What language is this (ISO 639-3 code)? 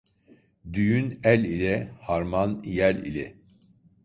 tur